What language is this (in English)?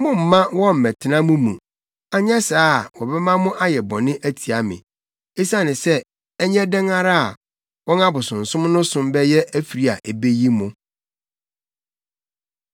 Akan